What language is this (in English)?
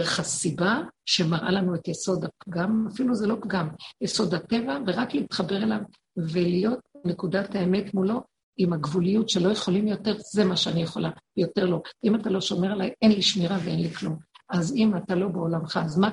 Hebrew